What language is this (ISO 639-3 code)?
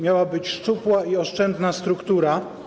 pol